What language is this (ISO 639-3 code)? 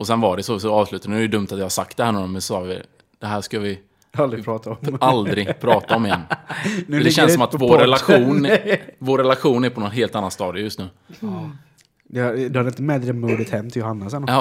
swe